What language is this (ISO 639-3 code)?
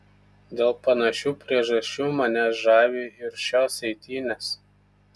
lit